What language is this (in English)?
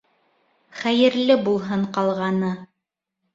Bashkir